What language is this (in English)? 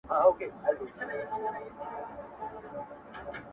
Pashto